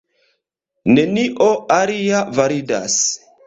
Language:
Esperanto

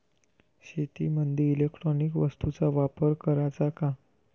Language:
Marathi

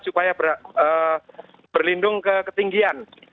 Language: Indonesian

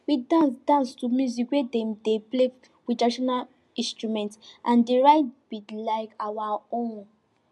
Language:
Nigerian Pidgin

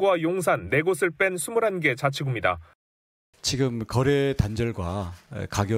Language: Korean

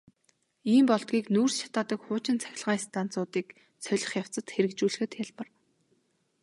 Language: Mongolian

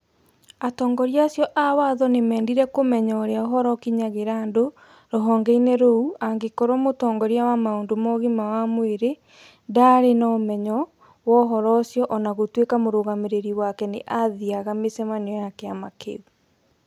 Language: Kikuyu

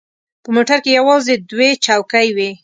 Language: Pashto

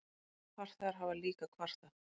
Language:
Icelandic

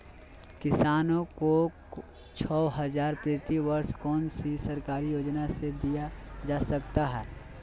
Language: Magahi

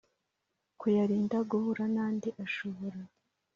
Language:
Kinyarwanda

